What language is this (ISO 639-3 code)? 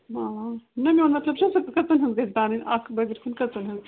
kas